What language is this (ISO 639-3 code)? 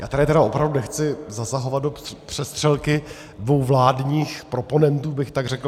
ces